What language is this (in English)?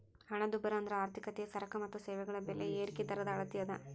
Kannada